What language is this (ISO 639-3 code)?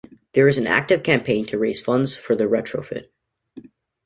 eng